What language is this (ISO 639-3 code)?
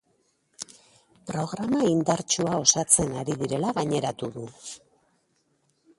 eus